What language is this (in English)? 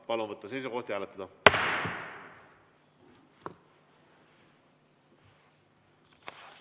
Estonian